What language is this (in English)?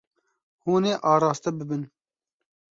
Kurdish